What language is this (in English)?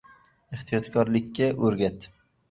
Uzbek